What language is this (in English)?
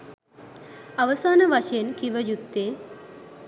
Sinhala